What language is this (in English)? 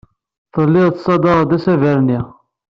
Kabyle